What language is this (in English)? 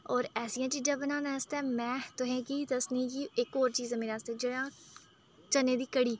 Dogri